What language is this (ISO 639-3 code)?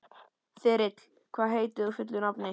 isl